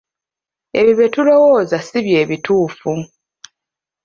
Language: Ganda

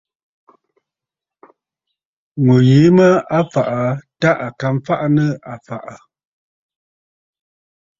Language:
Bafut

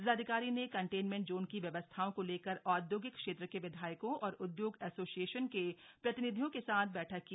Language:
Hindi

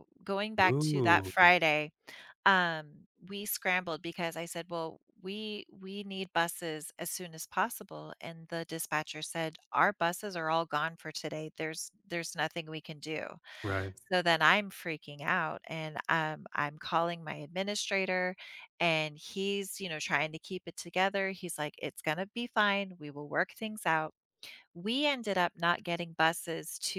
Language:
English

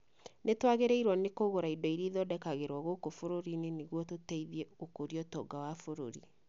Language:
Kikuyu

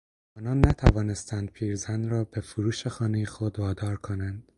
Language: Persian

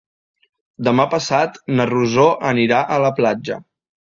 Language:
Catalan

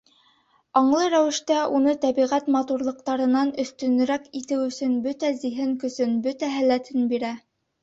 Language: Bashkir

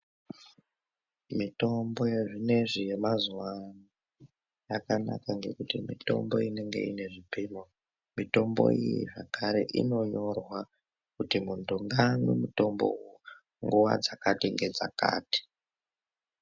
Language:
Ndau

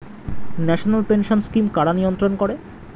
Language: Bangla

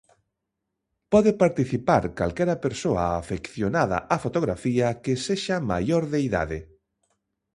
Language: Galician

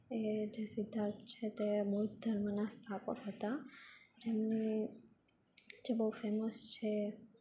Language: Gujarati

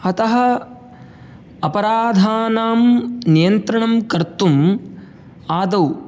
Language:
Sanskrit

